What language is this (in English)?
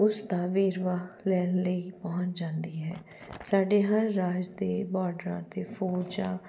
Punjabi